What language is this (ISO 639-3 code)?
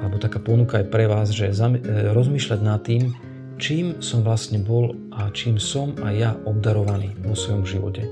slk